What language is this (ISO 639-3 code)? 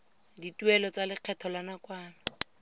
tsn